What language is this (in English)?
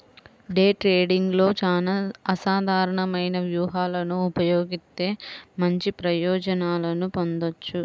Telugu